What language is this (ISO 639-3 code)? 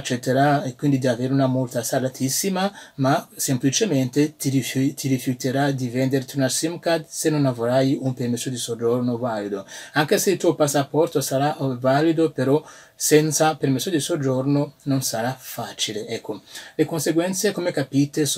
ita